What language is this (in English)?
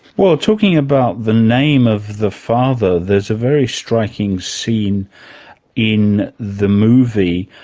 English